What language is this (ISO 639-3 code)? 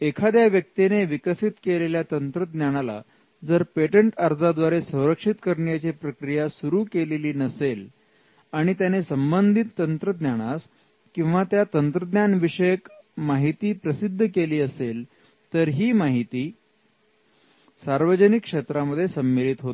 mar